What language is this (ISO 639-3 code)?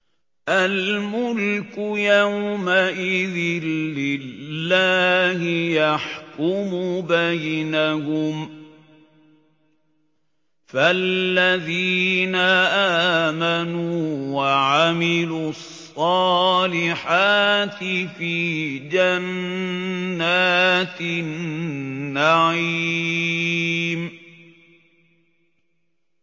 ara